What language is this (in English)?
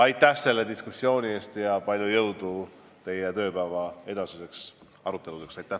Estonian